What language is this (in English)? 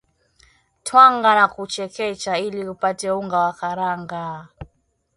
Swahili